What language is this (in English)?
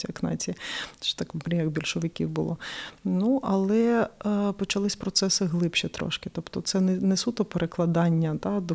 Ukrainian